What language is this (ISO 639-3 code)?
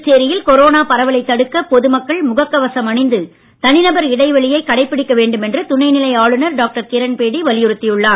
tam